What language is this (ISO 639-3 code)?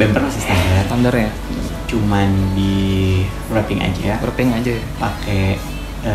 ind